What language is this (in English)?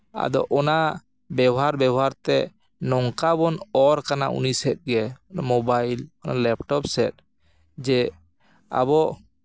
Santali